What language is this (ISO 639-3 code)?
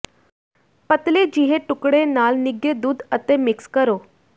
pan